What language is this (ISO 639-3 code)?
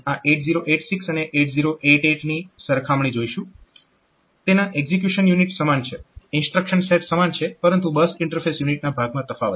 guj